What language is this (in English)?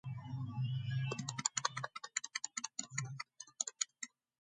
Georgian